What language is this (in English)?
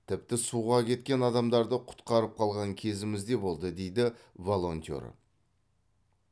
Kazakh